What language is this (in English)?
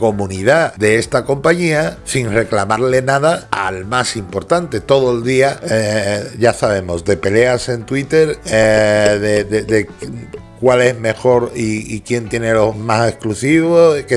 Spanish